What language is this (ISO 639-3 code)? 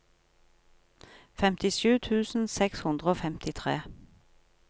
nor